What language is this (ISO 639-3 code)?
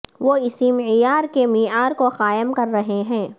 urd